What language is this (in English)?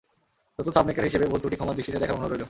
Bangla